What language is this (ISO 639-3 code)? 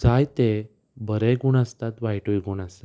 kok